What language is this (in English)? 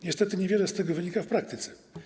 Polish